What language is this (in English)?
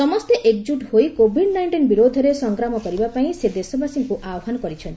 Odia